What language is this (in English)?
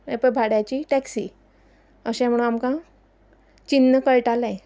Konkani